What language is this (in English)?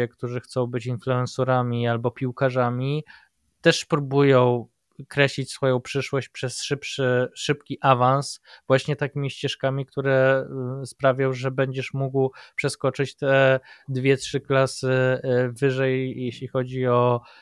Polish